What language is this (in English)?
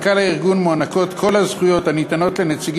Hebrew